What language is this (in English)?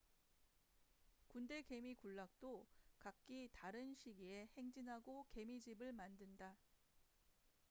Korean